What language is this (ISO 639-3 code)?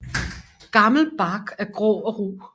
dan